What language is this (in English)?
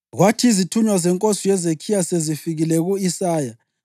North Ndebele